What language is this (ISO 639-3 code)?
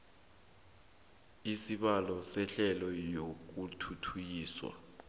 nbl